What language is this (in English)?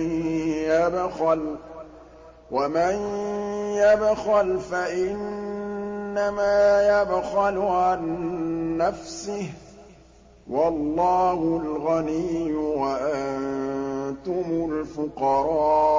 Arabic